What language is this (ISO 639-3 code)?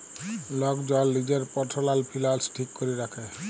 ben